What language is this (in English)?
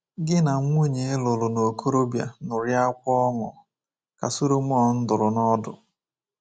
Igbo